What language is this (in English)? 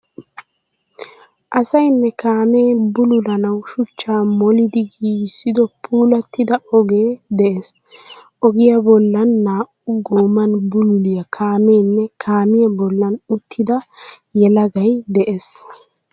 Wolaytta